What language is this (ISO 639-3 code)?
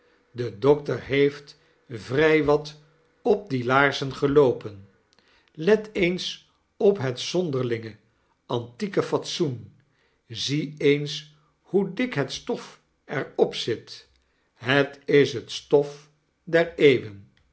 nld